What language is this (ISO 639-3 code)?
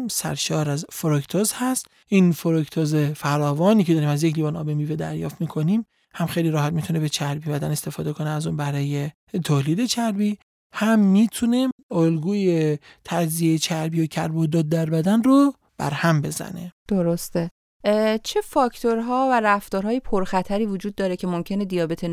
fas